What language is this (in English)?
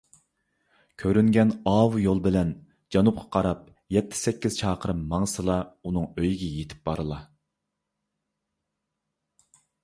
Uyghur